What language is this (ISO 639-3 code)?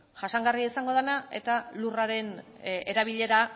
eus